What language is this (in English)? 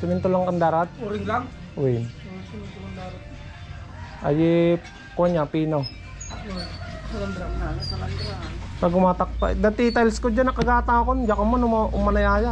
Filipino